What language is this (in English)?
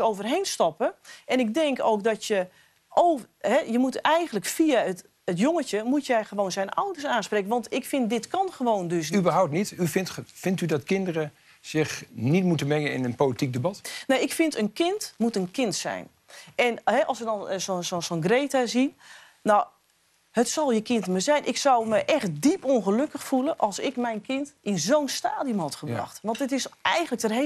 Dutch